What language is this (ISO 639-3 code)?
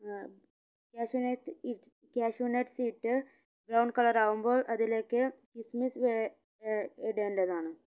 mal